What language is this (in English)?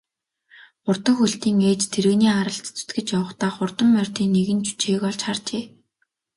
Mongolian